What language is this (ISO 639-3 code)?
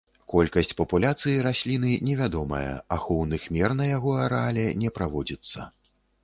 bel